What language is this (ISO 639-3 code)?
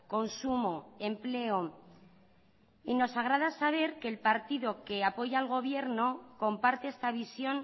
spa